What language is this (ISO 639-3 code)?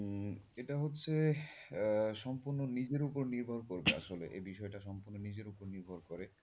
ben